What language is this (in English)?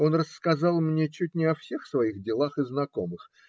Russian